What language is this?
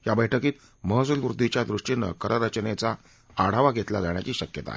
Marathi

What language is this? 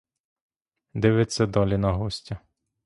Ukrainian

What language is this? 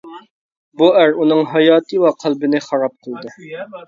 Uyghur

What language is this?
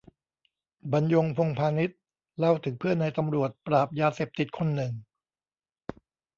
Thai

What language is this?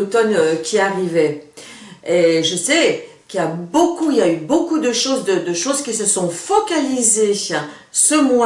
French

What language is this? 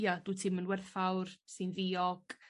Welsh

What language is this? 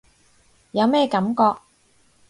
Cantonese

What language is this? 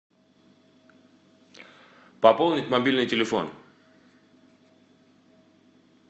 Russian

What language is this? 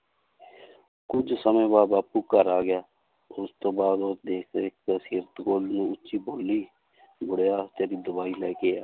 Punjabi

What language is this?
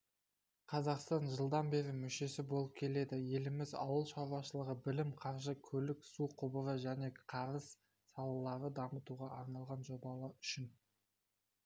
Kazakh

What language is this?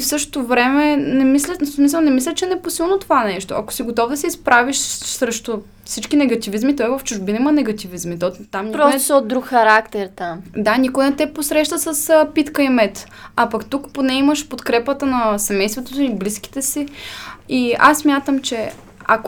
Bulgarian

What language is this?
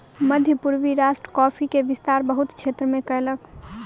Maithili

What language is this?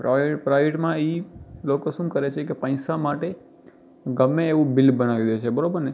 Gujarati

